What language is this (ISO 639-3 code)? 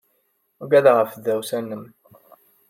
kab